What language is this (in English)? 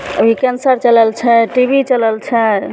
Maithili